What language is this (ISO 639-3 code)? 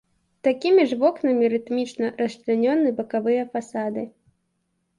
bel